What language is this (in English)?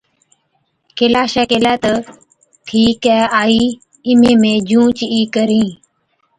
Od